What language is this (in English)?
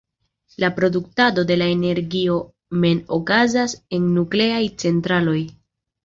Esperanto